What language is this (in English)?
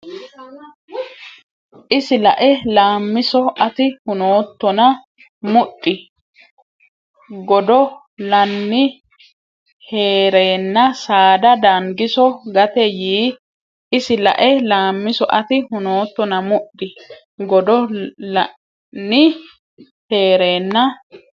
Sidamo